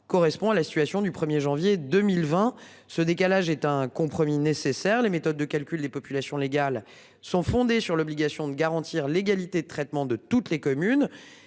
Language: French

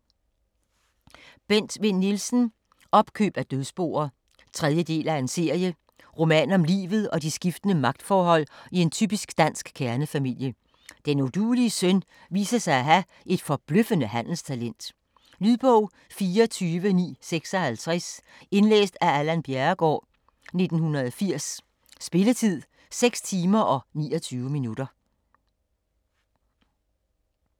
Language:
Danish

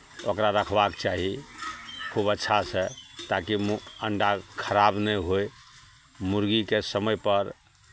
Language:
Maithili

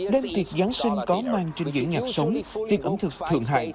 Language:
Vietnamese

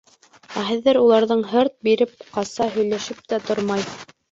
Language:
Bashkir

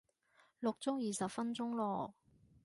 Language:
Cantonese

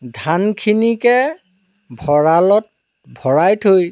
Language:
Assamese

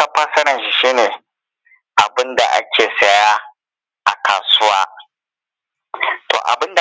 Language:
Hausa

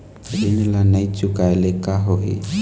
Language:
Chhattisgarhi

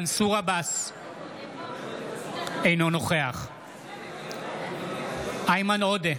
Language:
Hebrew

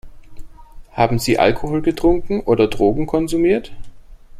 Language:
German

